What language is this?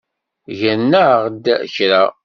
Kabyle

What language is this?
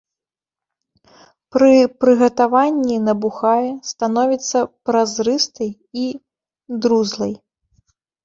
Belarusian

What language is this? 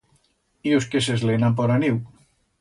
Aragonese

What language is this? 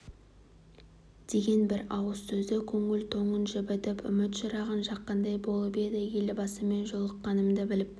Kazakh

